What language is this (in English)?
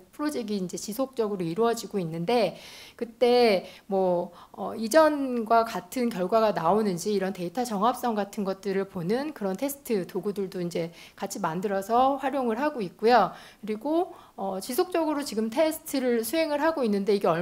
Korean